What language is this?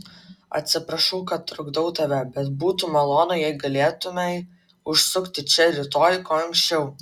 Lithuanian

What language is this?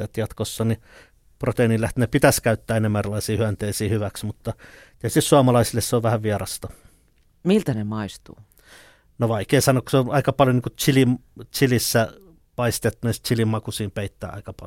Finnish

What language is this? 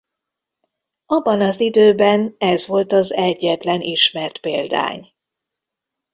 Hungarian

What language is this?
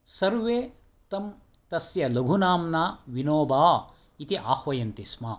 Sanskrit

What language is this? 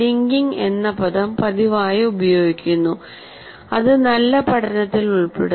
Malayalam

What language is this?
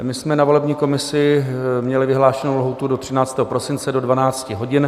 Czech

